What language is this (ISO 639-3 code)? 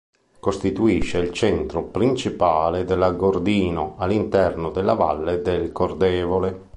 ita